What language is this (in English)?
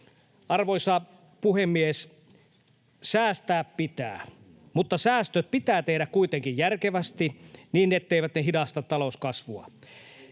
Finnish